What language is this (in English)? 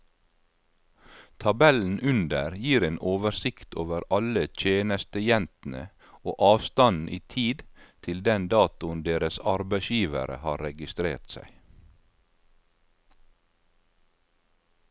Norwegian